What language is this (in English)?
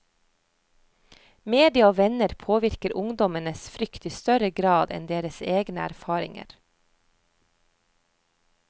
Norwegian